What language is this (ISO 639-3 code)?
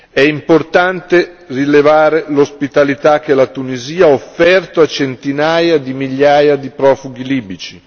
ita